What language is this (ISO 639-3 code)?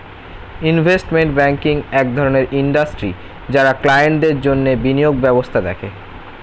ben